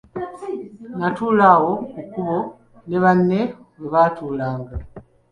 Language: Ganda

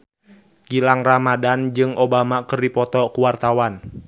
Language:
Sundanese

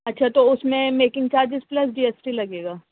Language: Urdu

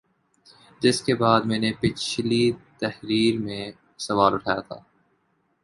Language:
Urdu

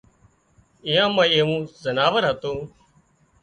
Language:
Wadiyara Koli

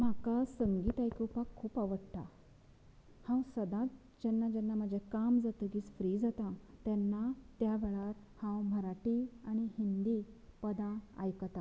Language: Konkani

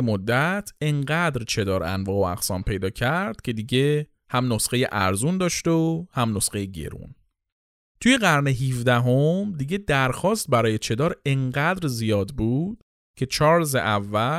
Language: Persian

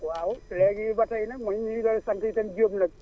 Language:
Wolof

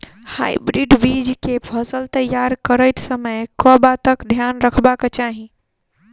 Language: Maithili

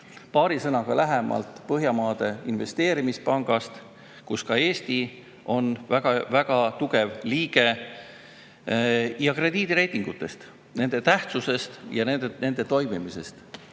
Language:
Estonian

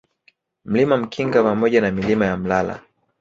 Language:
Swahili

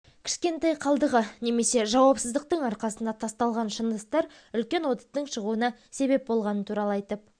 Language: Kazakh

